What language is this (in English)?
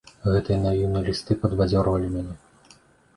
Belarusian